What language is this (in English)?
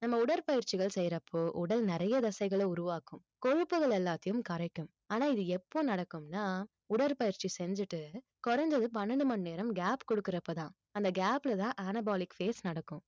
Tamil